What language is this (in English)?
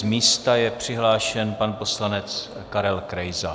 Czech